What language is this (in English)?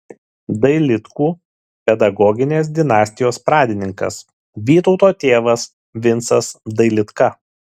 Lithuanian